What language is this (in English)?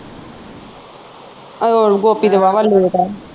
Punjabi